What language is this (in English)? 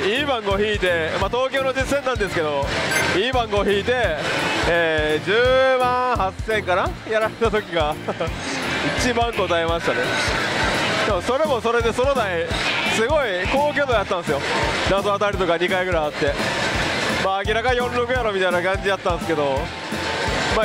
Japanese